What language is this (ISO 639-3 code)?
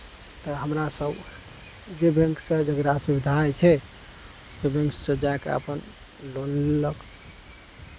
mai